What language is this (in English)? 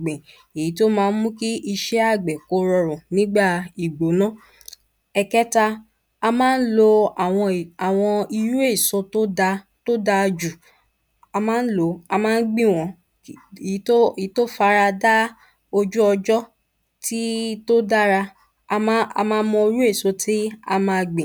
Yoruba